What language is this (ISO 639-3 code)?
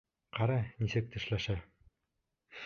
bak